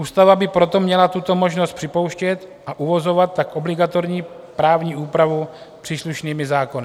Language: Czech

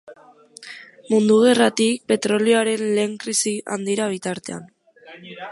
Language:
Basque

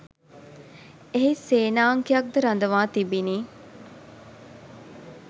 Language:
Sinhala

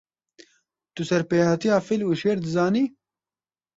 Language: Kurdish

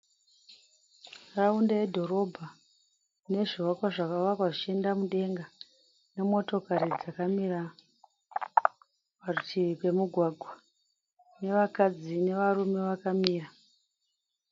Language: Shona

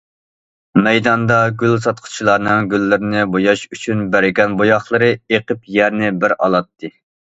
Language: Uyghur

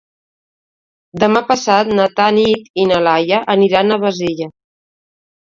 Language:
Catalan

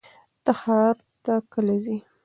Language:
Pashto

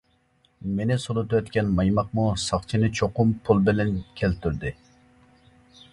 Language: Uyghur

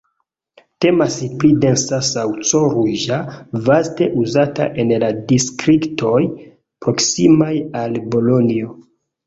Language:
Esperanto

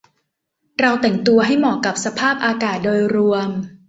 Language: Thai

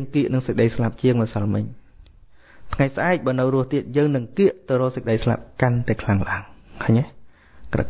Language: Vietnamese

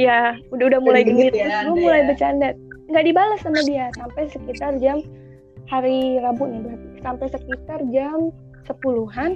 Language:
Indonesian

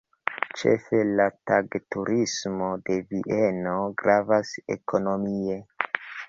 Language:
Esperanto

